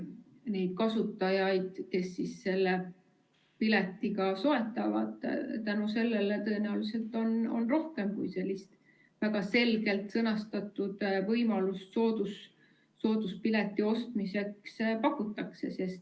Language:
Estonian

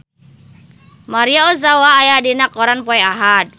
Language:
Sundanese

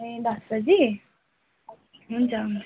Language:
Nepali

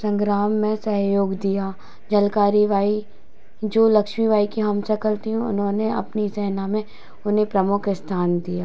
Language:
Hindi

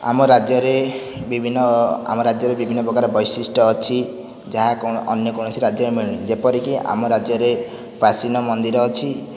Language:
Odia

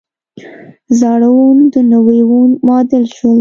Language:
Pashto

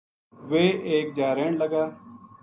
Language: Gujari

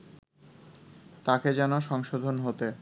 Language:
Bangla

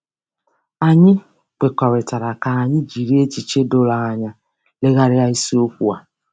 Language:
Igbo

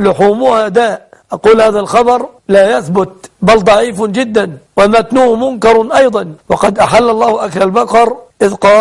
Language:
Arabic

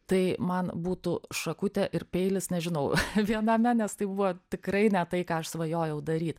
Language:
Lithuanian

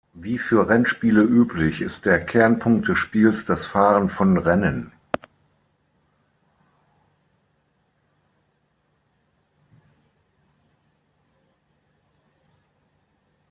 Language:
German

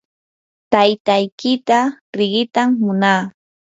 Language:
Yanahuanca Pasco Quechua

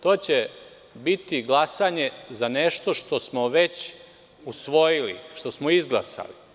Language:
Serbian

